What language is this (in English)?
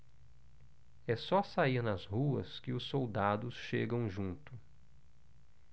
Portuguese